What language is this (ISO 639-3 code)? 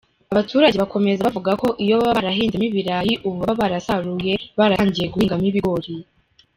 kin